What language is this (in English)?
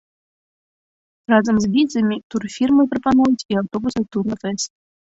Belarusian